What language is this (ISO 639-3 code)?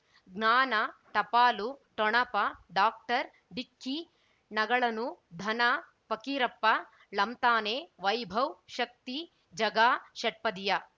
kan